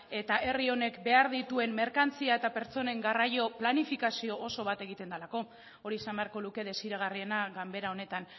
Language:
Basque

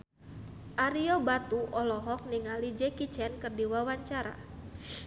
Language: Sundanese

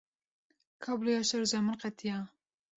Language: Kurdish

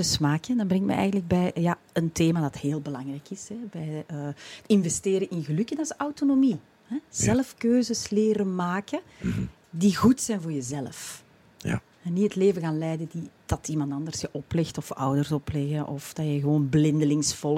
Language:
Dutch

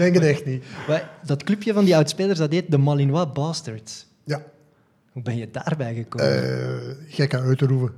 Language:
Dutch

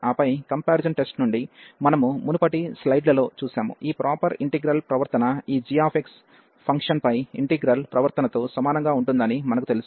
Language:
Telugu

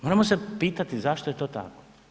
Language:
Croatian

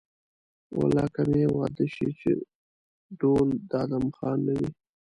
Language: Pashto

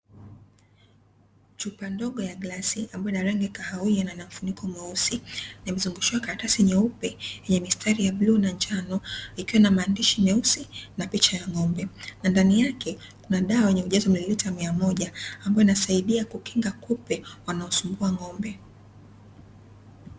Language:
Swahili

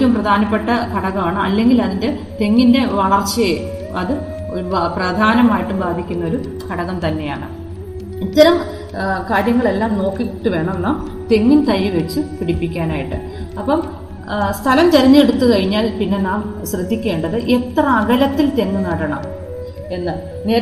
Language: Malayalam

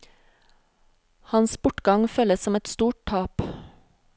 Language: Norwegian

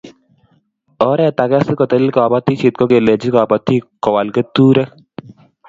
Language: Kalenjin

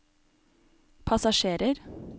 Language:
Norwegian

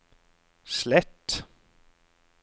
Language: Norwegian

